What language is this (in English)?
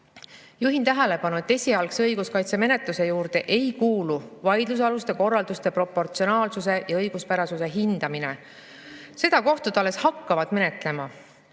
Estonian